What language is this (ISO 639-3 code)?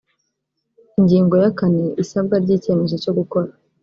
kin